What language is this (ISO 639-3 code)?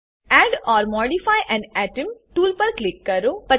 guj